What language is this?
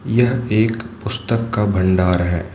Hindi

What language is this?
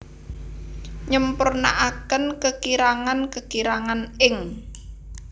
Javanese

